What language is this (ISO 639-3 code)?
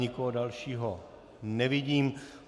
ces